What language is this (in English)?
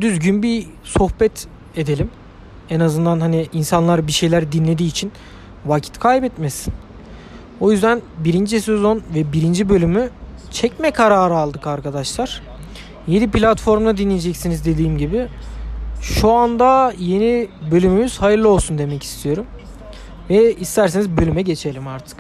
Turkish